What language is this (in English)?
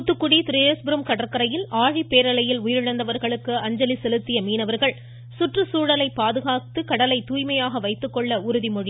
Tamil